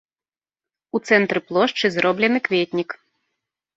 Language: Belarusian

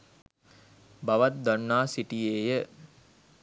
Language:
Sinhala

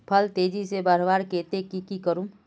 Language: Magahi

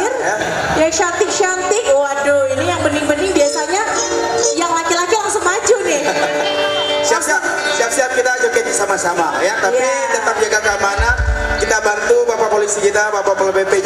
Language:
Indonesian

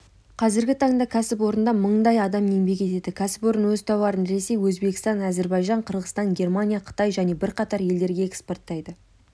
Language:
Kazakh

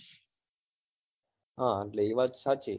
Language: Gujarati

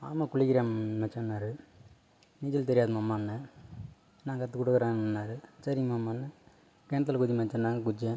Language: Tamil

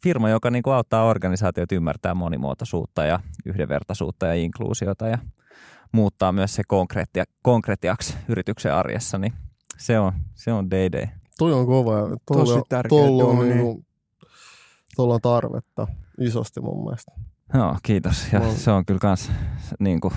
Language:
Finnish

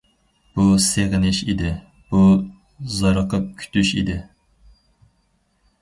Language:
Uyghur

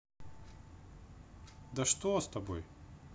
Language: Russian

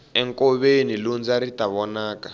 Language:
Tsonga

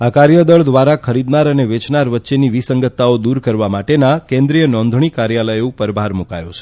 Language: Gujarati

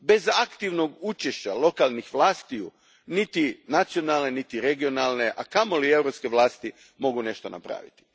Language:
Croatian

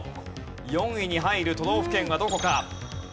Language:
Japanese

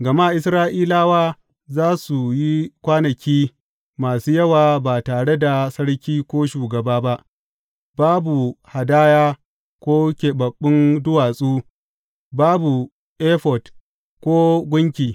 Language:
Hausa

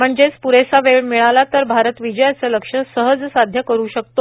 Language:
Marathi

